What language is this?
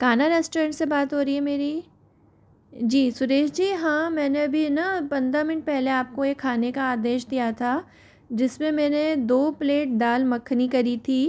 Hindi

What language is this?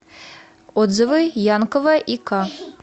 Russian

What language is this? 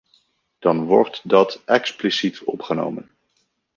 Dutch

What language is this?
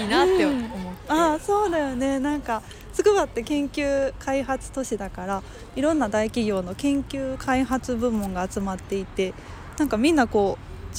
Japanese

